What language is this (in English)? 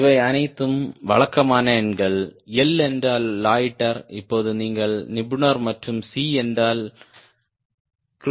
Tamil